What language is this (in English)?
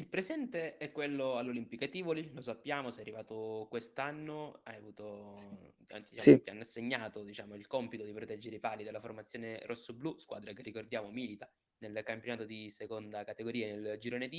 Italian